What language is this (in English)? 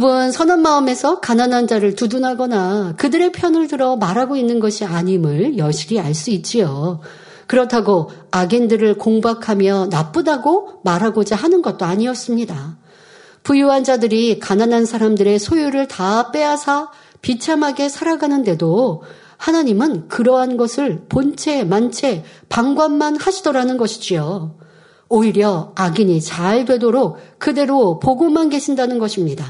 Korean